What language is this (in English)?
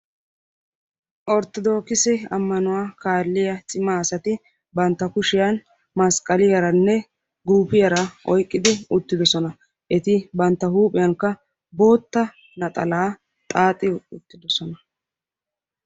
Wolaytta